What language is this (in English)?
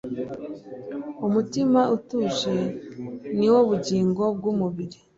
Kinyarwanda